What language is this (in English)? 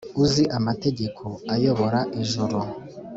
Kinyarwanda